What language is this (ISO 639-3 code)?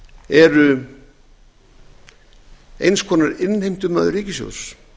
isl